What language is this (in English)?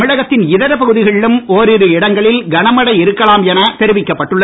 Tamil